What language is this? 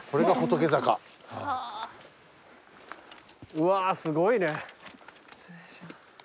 Japanese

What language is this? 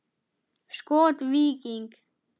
Icelandic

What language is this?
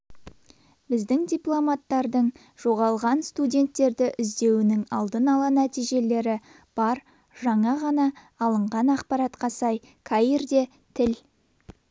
Kazakh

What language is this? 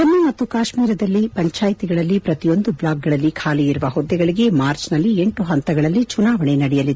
Kannada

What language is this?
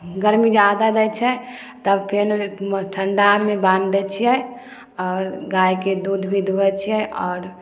Maithili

